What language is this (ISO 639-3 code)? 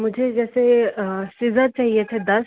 hin